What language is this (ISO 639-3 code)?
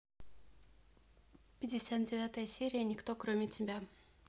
rus